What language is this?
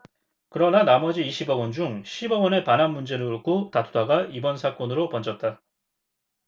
Korean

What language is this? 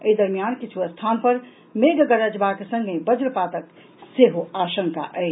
Maithili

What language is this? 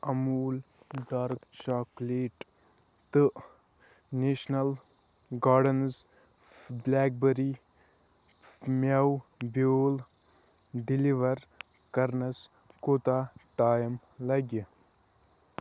Kashmiri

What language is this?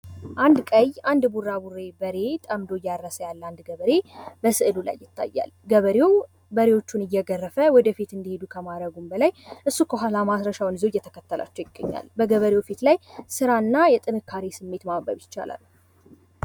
Amharic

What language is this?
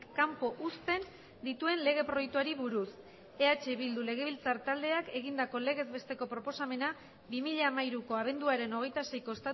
Basque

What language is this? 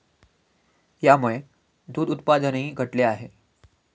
Marathi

